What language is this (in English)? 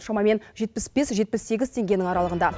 Kazakh